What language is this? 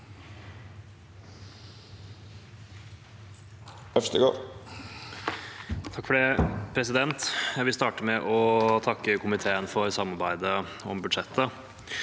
Norwegian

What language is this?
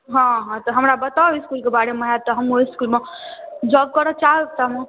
Maithili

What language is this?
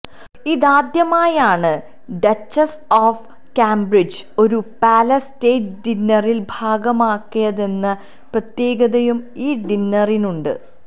Malayalam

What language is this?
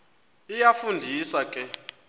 Xhosa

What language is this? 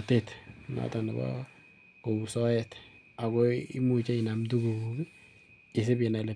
Kalenjin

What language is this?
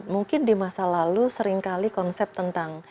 Indonesian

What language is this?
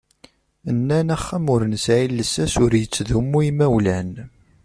Kabyle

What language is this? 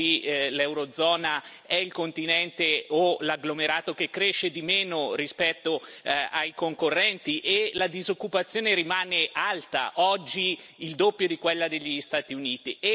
Italian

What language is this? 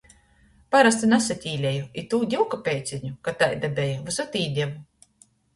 Latgalian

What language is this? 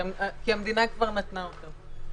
Hebrew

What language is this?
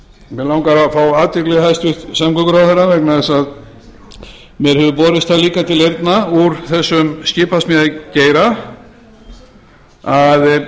Icelandic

